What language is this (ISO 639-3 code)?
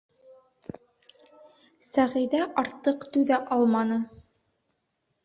bak